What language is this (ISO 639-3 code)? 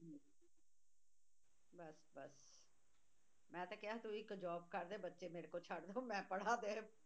pan